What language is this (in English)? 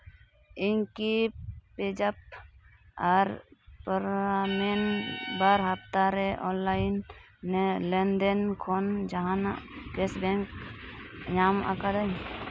Santali